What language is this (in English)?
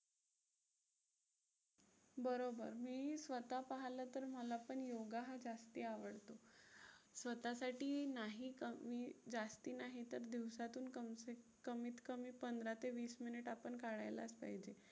Marathi